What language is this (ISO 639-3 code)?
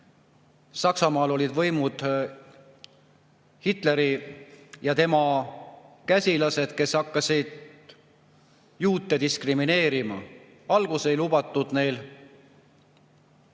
est